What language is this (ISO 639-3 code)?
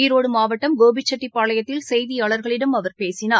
tam